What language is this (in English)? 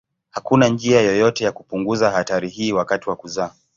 Swahili